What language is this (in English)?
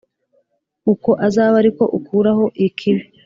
Kinyarwanda